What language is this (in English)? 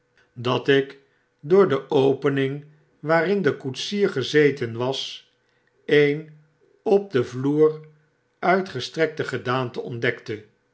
Dutch